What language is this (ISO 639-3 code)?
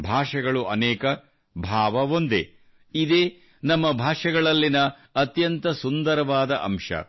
kan